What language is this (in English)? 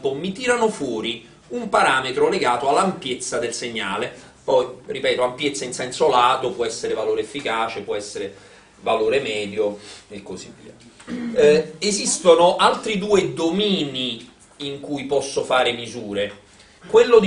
Italian